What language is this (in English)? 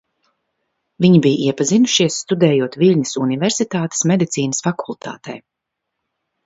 Latvian